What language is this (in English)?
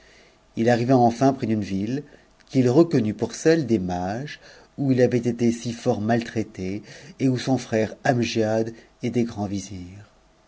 French